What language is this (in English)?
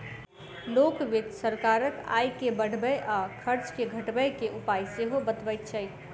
Maithili